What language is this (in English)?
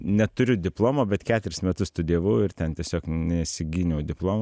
Lithuanian